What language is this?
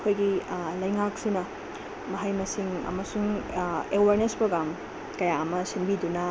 Manipuri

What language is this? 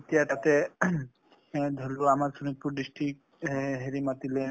Assamese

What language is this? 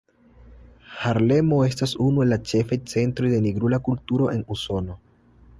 Esperanto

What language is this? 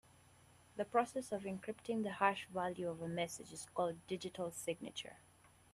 English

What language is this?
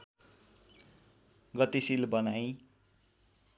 Nepali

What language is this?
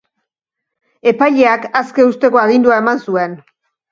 Basque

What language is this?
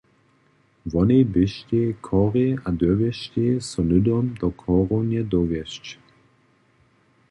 Upper Sorbian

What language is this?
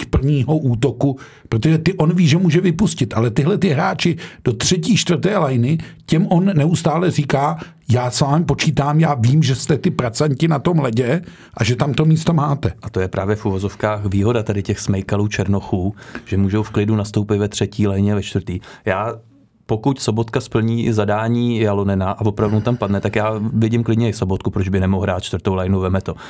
Czech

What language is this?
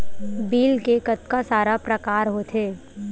Chhattisgarhi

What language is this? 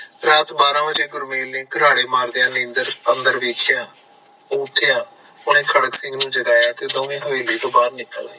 Punjabi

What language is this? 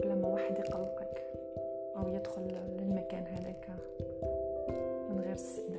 Arabic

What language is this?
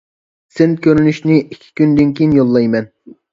Uyghur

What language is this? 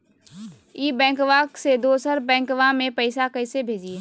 Magahi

